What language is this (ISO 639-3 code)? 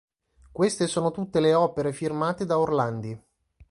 ita